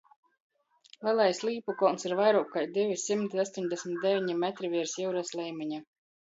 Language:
Latgalian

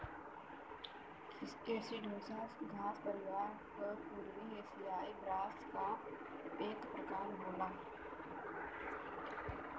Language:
Bhojpuri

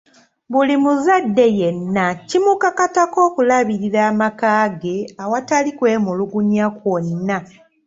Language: Ganda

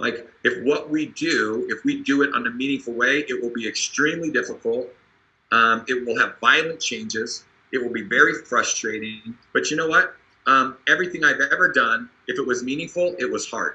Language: English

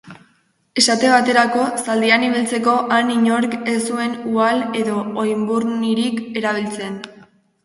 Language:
Basque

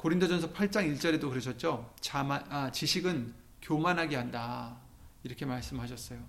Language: Korean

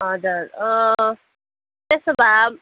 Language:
Nepali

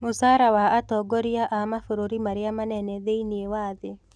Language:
Kikuyu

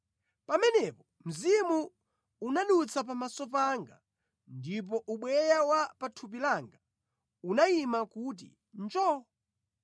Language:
Nyanja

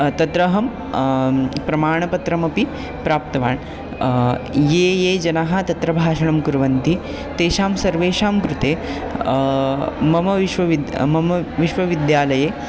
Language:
Sanskrit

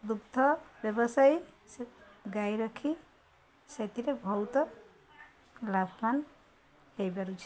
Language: Odia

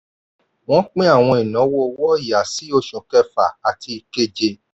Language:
Yoruba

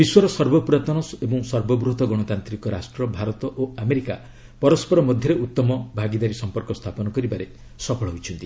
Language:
Odia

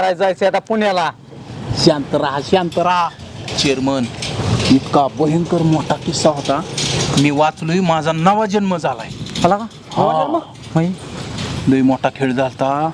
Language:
Indonesian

